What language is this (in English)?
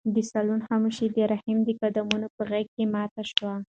Pashto